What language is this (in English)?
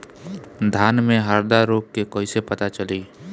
Bhojpuri